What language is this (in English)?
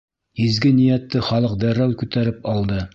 Bashkir